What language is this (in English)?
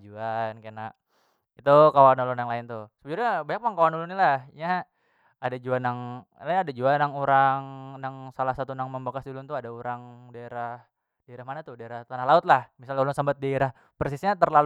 Banjar